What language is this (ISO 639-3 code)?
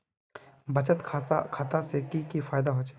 mag